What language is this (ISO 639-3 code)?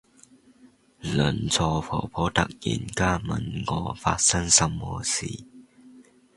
yue